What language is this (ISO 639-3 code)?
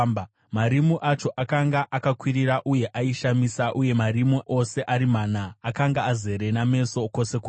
sna